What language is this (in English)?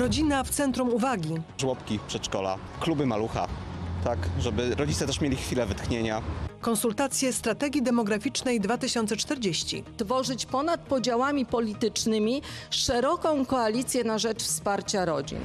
Polish